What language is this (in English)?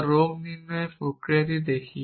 Bangla